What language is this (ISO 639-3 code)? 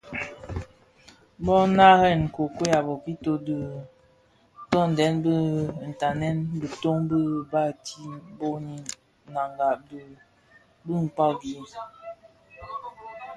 ksf